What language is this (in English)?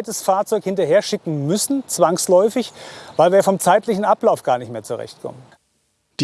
German